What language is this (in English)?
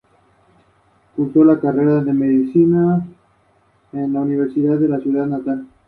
Spanish